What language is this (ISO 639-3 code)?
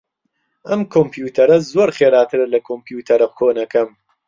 ckb